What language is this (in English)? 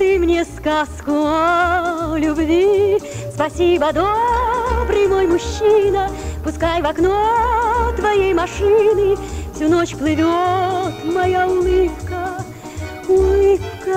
Russian